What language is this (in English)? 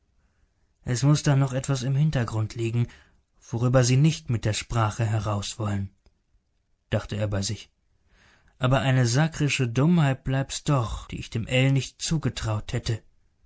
German